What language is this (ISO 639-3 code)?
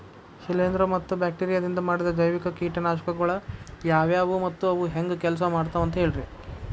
kan